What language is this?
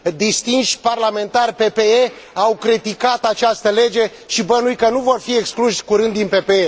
Romanian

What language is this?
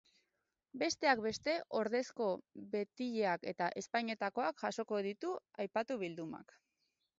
Basque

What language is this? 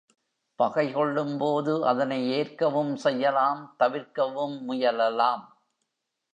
Tamil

